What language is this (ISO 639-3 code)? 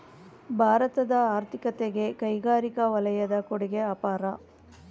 kan